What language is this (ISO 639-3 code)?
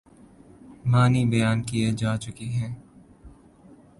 urd